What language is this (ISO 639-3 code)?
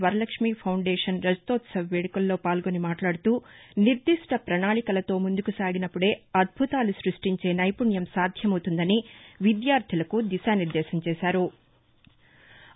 tel